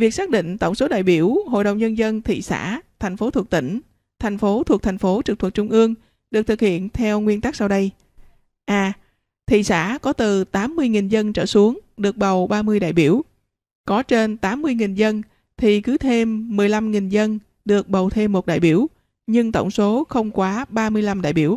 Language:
Vietnamese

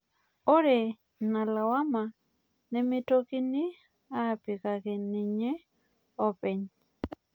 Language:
Masai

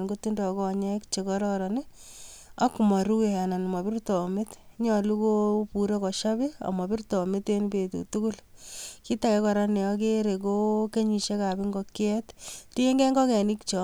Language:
Kalenjin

